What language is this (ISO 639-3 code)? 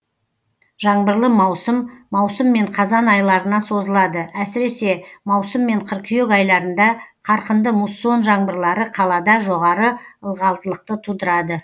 kaz